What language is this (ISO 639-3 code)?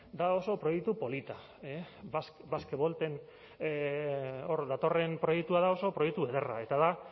eus